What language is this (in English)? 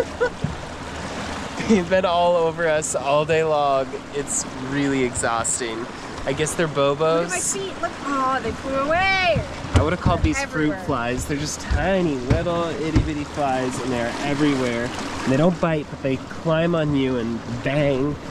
English